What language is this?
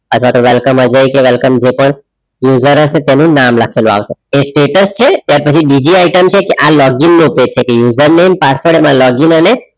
Gujarati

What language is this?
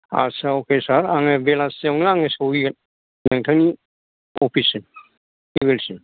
Bodo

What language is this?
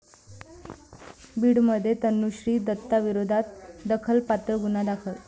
Marathi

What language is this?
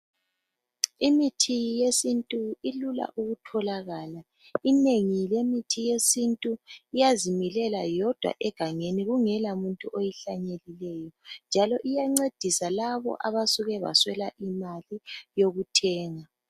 North Ndebele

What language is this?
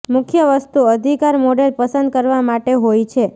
Gujarati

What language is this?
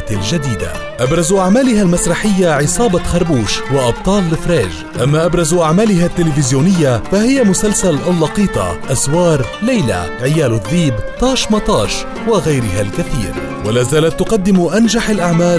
Arabic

